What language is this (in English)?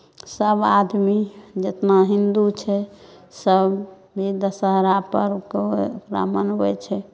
Maithili